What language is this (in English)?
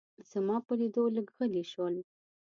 Pashto